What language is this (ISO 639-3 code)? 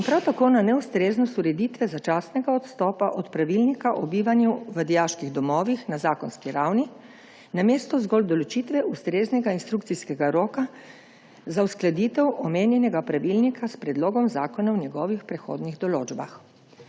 slv